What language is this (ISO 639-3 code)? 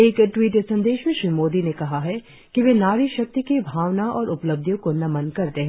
hin